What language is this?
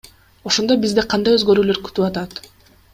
Kyrgyz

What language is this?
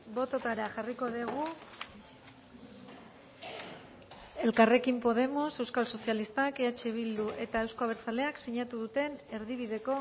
Basque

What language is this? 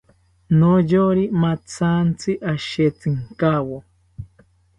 South Ucayali Ashéninka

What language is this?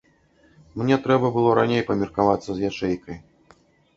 Belarusian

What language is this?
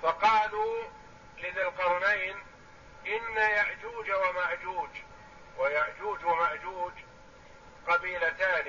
Arabic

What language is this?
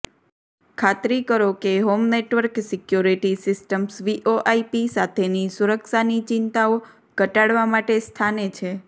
Gujarati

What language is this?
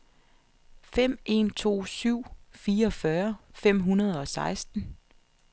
Danish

